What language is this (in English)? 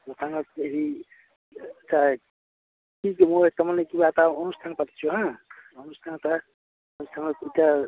Assamese